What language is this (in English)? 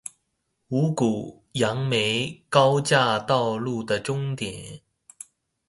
Chinese